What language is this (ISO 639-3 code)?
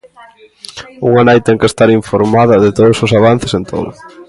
glg